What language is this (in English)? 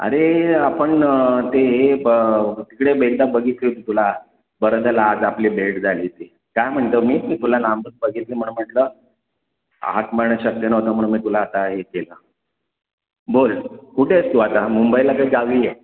Marathi